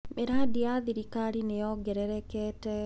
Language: Kikuyu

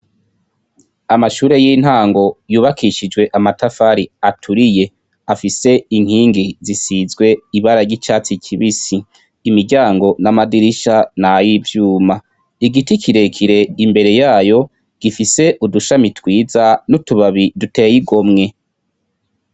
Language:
Rundi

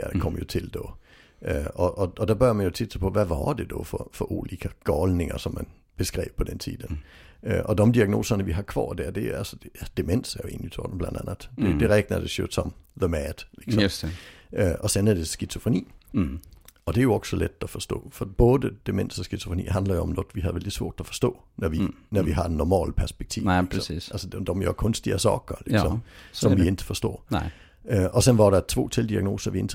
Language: Swedish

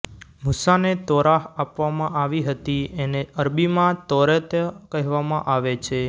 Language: Gujarati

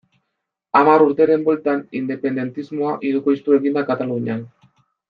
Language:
Basque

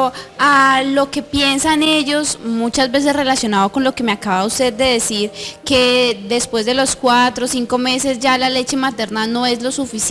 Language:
Spanish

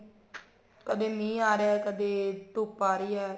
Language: Punjabi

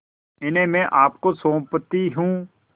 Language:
Hindi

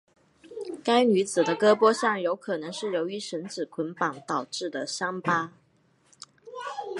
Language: Chinese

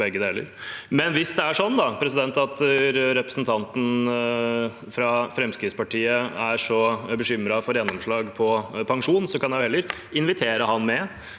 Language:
Norwegian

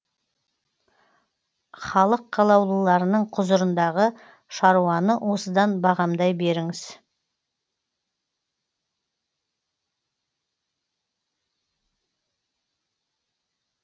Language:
Kazakh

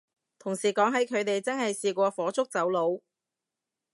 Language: Cantonese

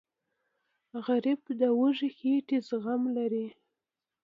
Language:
Pashto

